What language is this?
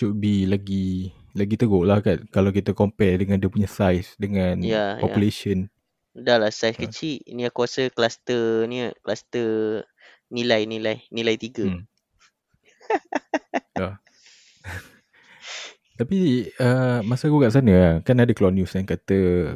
Malay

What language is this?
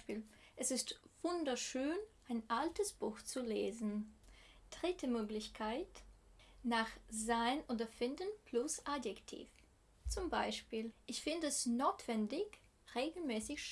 German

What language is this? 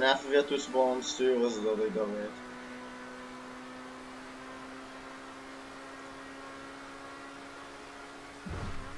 Dutch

